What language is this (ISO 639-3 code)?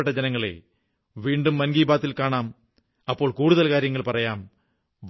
mal